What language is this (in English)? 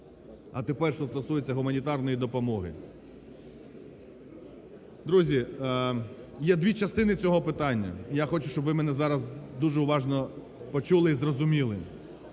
Ukrainian